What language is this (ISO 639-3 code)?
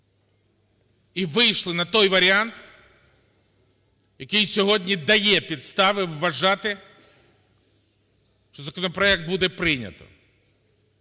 ukr